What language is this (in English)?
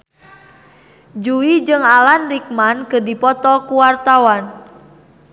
Sundanese